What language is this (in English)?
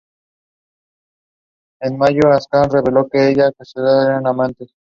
Spanish